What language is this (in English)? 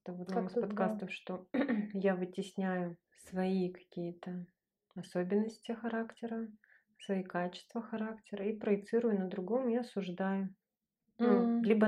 Russian